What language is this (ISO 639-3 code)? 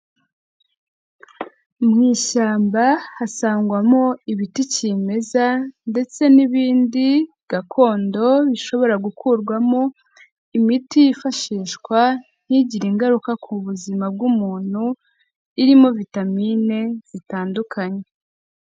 kin